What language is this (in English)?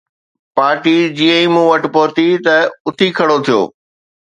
Sindhi